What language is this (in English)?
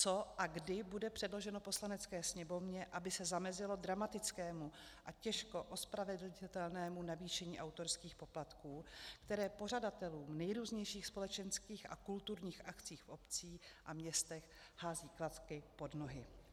Czech